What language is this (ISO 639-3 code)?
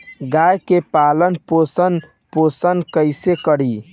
bho